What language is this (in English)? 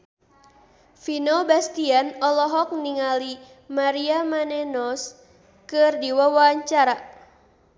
Sundanese